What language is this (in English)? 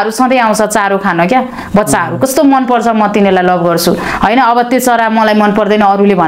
Indonesian